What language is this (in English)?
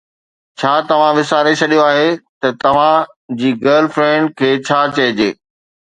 Sindhi